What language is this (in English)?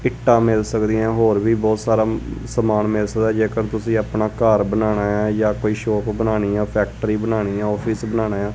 Punjabi